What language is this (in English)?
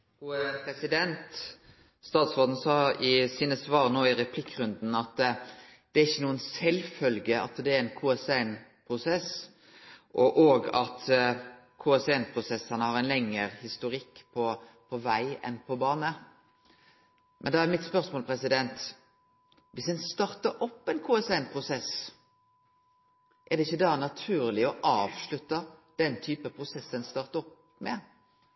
Norwegian Nynorsk